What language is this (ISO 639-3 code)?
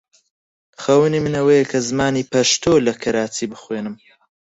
ckb